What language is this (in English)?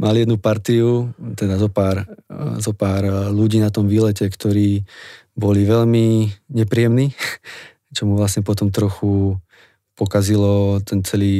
Slovak